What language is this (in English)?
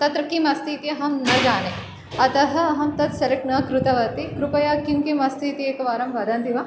Sanskrit